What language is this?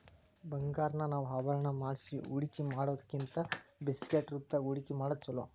Kannada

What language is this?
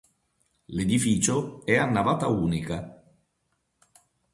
Italian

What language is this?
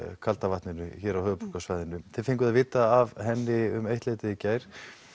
Icelandic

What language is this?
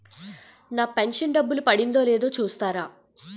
Telugu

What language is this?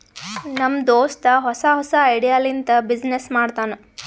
Kannada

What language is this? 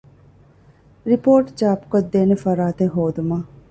Divehi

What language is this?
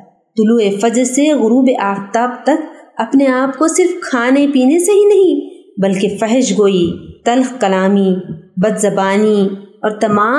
Urdu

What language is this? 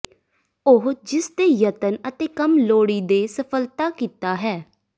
Punjabi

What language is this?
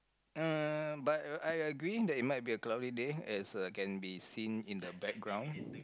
English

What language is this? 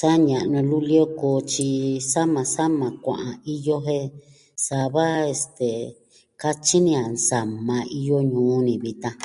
Southwestern Tlaxiaco Mixtec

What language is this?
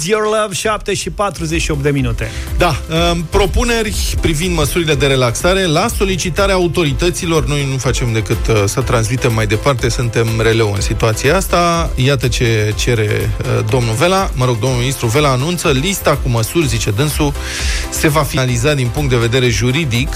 Romanian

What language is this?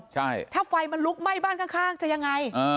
Thai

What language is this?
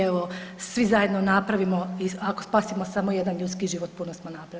Croatian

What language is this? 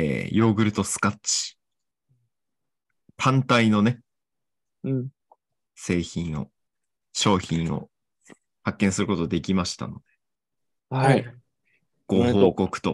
Japanese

